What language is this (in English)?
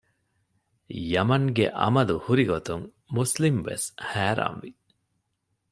Divehi